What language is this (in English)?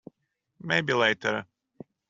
English